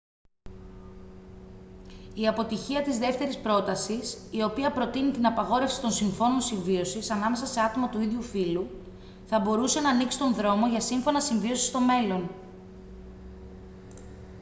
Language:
Greek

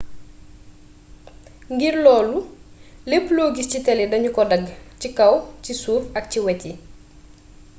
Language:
Wolof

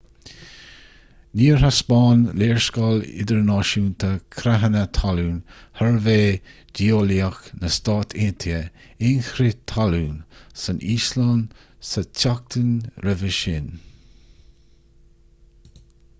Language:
Irish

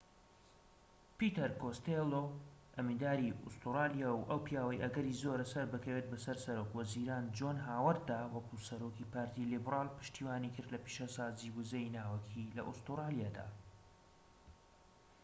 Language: Central Kurdish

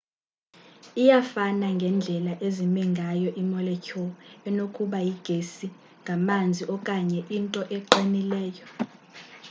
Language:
Xhosa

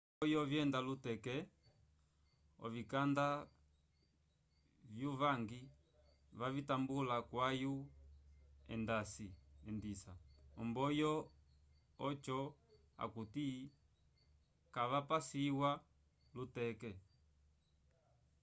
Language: Umbundu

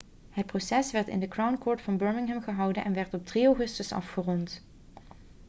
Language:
Dutch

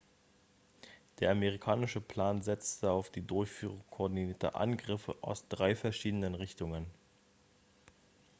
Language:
German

